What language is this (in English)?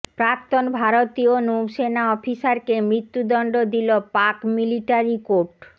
Bangla